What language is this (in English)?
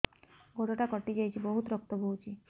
Odia